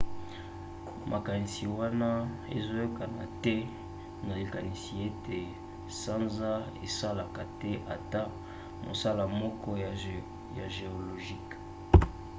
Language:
Lingala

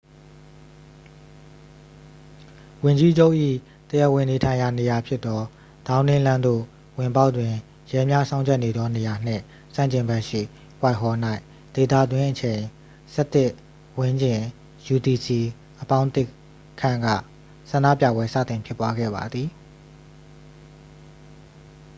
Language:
Burmese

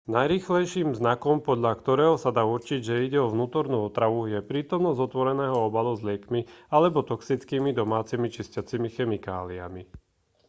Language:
Slovak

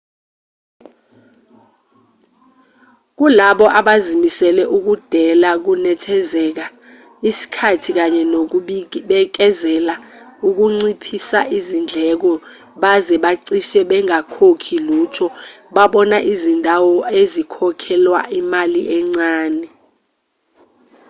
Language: Zulu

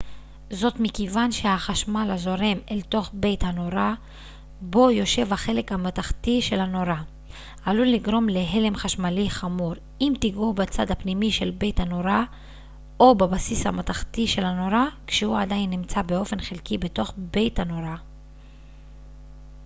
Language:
Hebrew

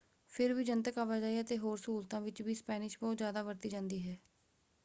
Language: Punjabi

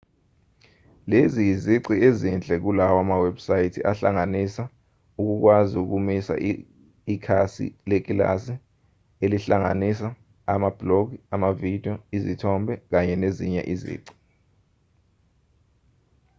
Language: Zulu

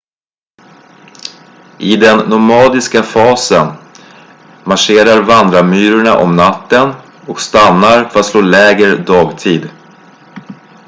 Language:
Swedish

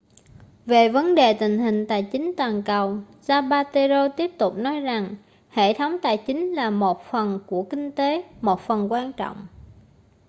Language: Vietnamese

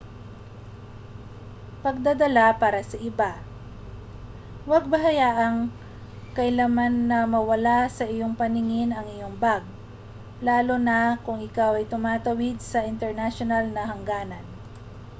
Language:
Filipino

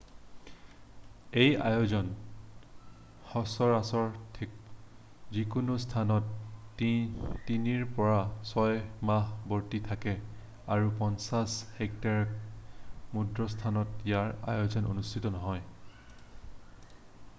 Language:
Assamese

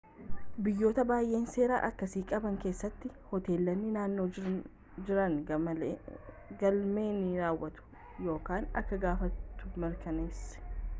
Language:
Oromo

